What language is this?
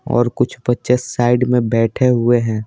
Hindi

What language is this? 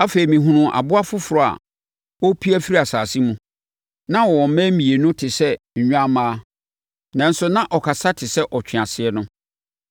Akan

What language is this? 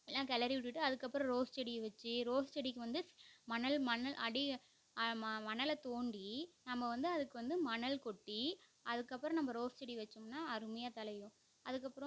Tamil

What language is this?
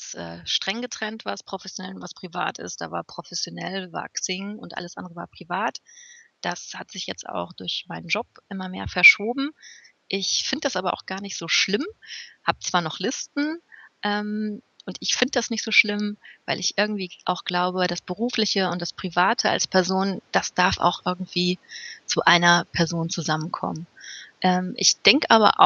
German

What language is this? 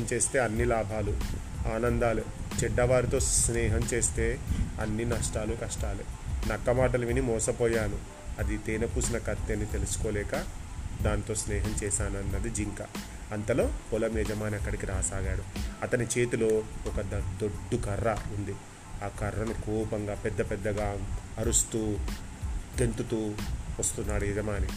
Telugu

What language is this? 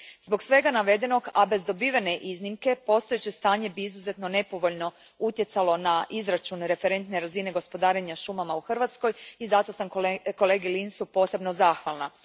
Croatian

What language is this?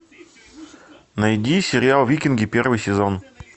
Russian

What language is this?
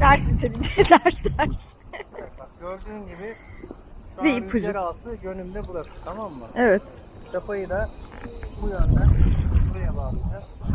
Turkish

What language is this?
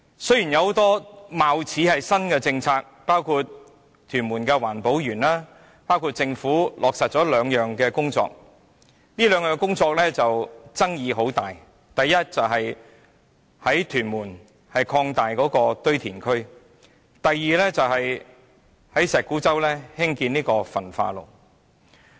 Cantonese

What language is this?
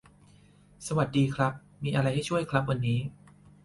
Thai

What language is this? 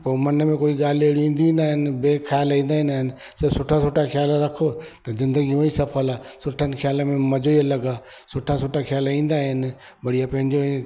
Sindhi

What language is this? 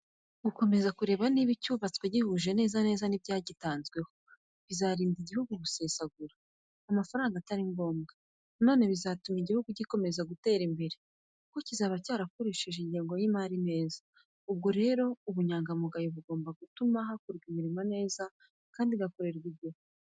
Kinyarwanda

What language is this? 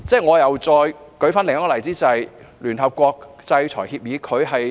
Cantonese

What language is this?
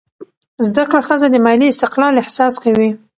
Pashto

